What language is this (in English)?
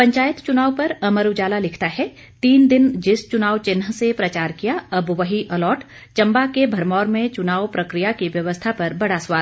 Hindi